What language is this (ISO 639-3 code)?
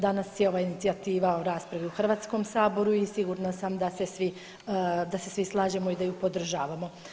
hrv